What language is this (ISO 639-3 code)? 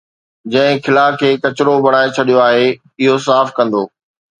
snd